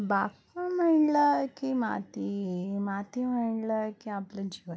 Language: Marathi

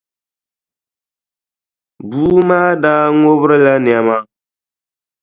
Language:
Dagbani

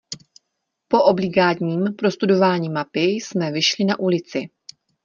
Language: Czech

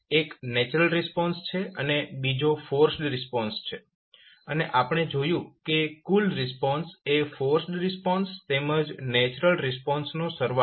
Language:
Gujarati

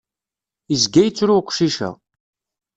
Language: Kabyle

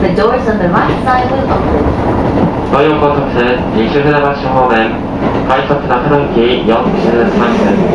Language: Japanese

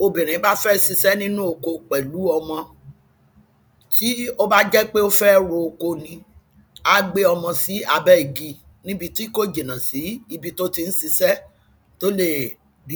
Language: Yoruba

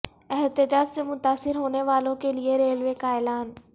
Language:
Urdu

